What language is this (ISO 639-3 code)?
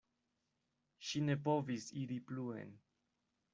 epo